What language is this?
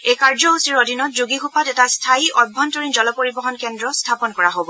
Assamese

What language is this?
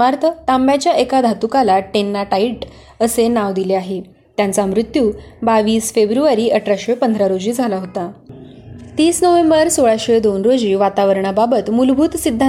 Marathi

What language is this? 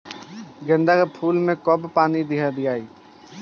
Bhojpuri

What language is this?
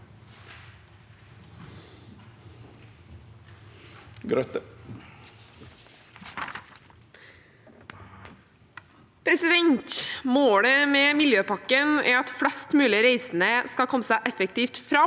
Norwegian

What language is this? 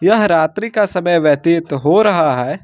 Hindi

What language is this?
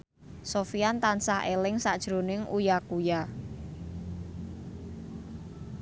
Javanese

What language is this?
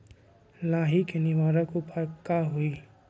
Magahi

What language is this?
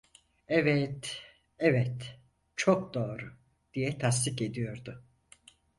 Turkish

